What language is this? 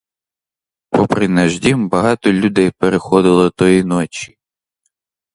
Ukrainian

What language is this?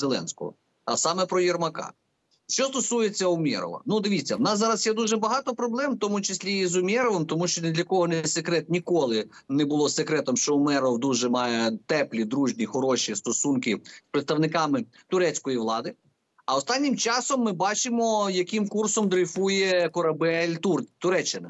Ukrainian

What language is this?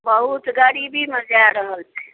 Maithili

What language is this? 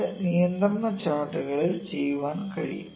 Malayalam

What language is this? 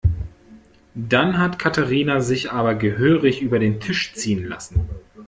German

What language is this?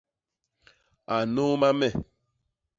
Basaa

